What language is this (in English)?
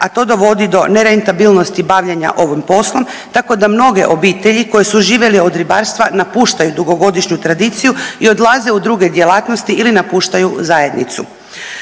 Croatian